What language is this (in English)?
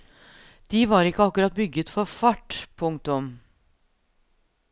Norwegian